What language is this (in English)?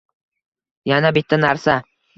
Uzbek